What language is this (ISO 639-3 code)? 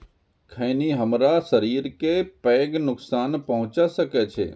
mai